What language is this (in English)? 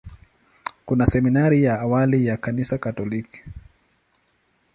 Swahili